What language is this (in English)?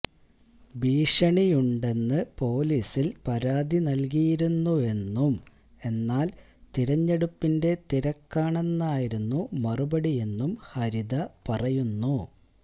Malayalam